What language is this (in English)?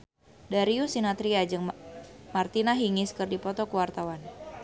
Sundanese